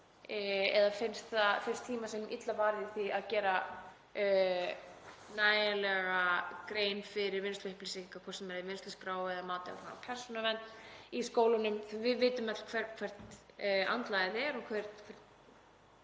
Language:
Icelandic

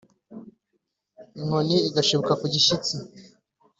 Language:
Kinyarwanda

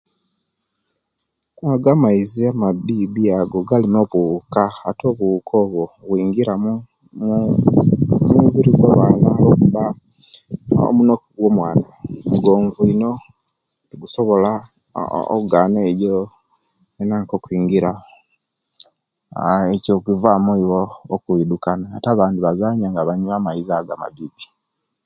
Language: Kenyi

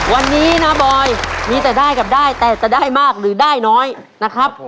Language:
Thai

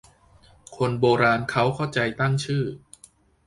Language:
Thai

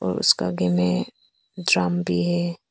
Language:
Hindi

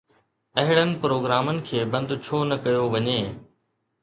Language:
Sindhi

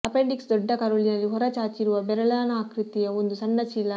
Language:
Kannada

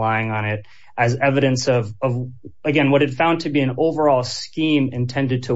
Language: English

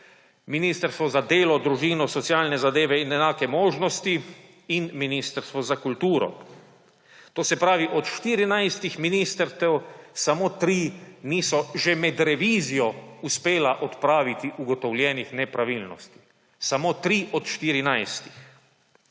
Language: Slovenian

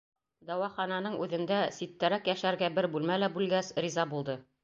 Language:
Bashkir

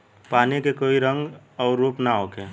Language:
Bhojpuri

